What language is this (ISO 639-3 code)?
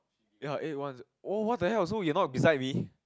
eng